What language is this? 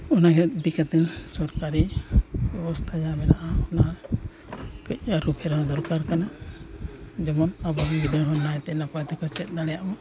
Santali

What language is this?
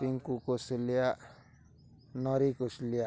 Odia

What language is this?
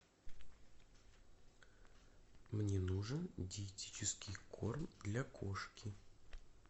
Russian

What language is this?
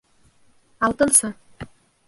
Bashkir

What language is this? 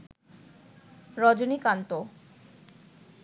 Bangla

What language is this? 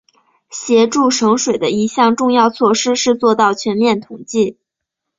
Chinese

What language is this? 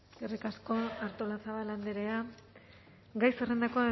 Basque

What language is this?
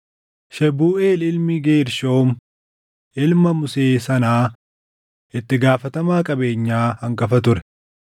Oromo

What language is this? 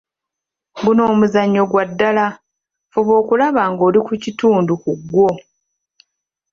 Ganda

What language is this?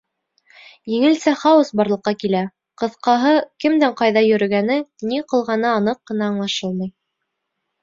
Bashkir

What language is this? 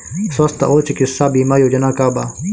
Bhojpuri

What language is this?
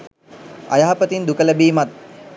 Sinhala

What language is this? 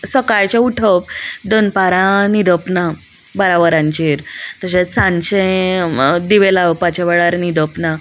Konkani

